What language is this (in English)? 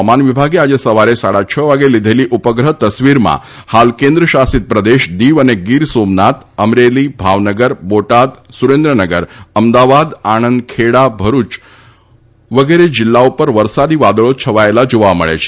Gujarati